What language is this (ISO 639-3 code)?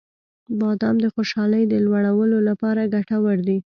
pus